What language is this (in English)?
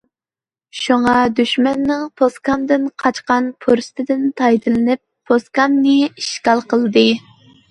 Uyghur